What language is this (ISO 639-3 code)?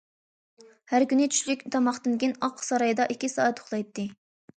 uig